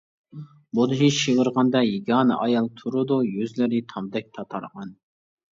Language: Uyghur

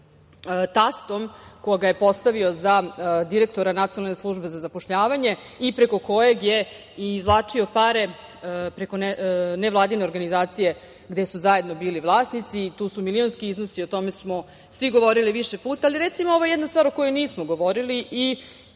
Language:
Serbian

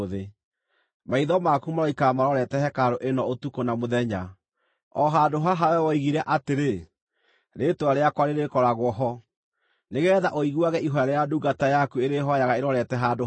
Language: Kikuyu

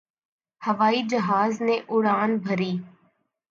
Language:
Urdu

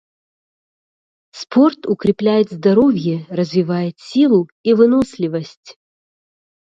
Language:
Russian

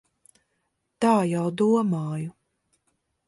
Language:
Latvian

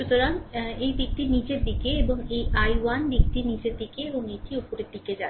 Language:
Bangla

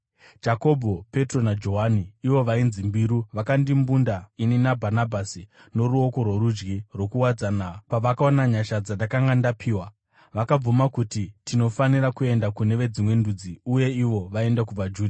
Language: Shona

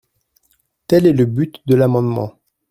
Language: French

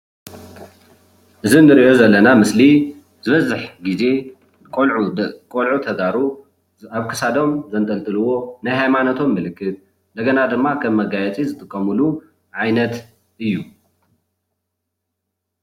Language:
Tigrinya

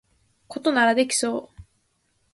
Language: Japanese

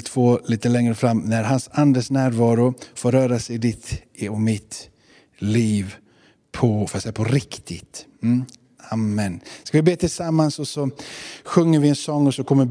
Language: Swedish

